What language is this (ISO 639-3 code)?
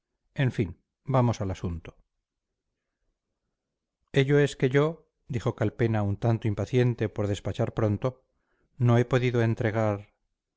spa